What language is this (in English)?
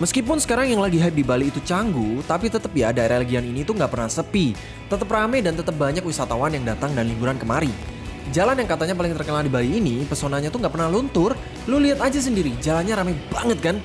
Indonesian